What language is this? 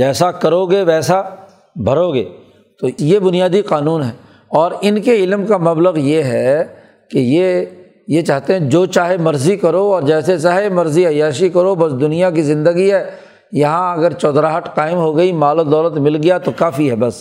Urdu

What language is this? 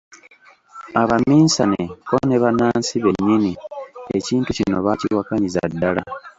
Ganda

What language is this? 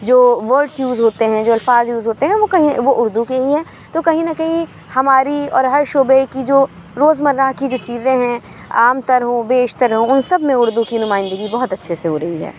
Urdu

